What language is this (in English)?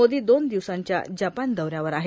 Marathi